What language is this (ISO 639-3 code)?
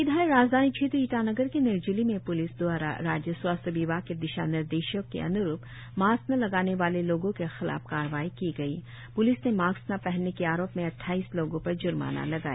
hin